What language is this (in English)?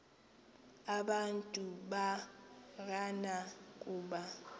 Xhosa